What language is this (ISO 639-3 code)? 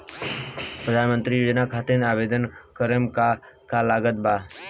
bho